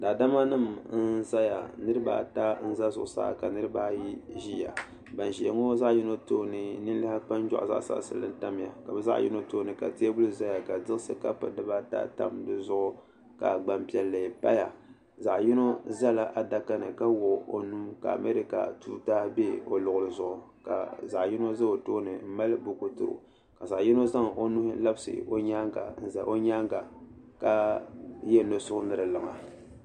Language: Dagbani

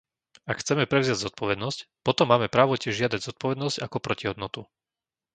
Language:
Slovak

